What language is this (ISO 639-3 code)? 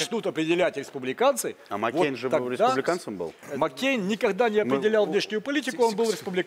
rus